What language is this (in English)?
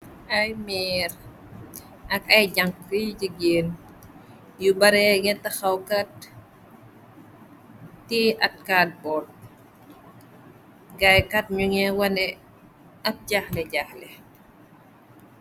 Wolof